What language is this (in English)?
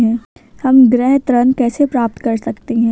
Hindi